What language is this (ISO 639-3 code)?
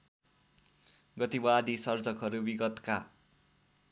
nep